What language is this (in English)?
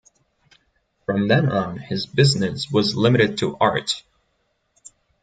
English